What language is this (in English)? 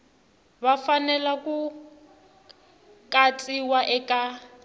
Tsonga